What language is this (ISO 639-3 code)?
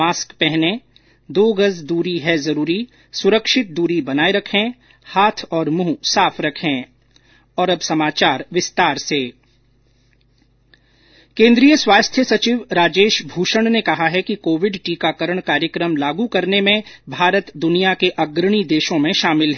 hin